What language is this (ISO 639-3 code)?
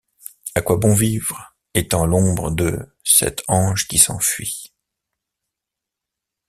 fra